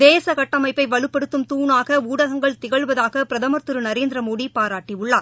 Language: Tamil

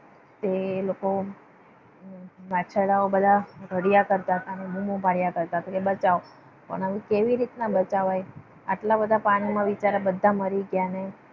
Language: Gujarati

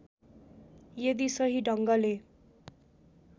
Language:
Nepali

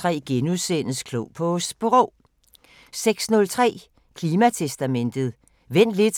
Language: Danish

